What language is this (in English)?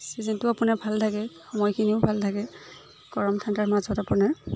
Assamese